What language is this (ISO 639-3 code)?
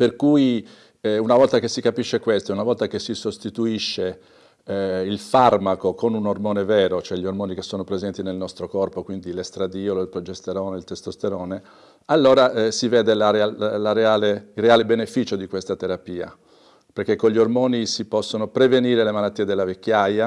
ita